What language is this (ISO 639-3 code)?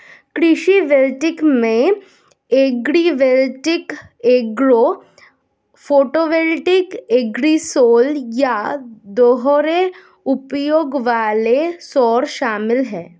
hin